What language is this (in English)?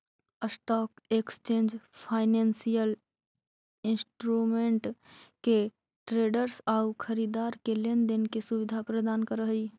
Magahi